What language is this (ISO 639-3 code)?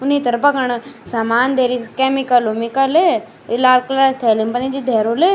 gbm